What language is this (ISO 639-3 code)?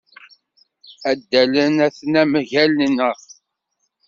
kab